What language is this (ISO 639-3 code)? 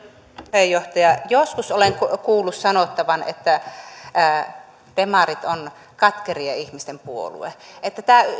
fin